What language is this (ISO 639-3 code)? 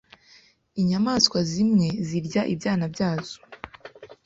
kin